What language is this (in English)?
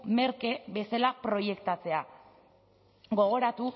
Basque